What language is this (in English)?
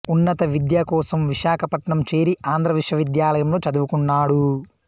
Telugu